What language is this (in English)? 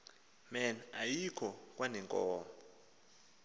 Xhosa